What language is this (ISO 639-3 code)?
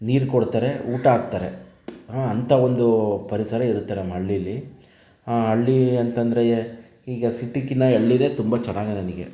kan